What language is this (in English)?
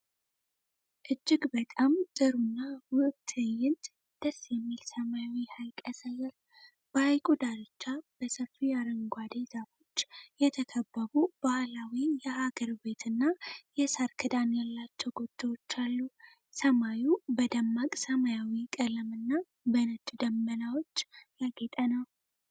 Amharic